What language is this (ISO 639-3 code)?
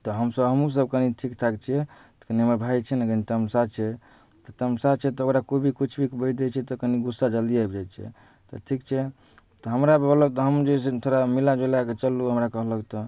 mai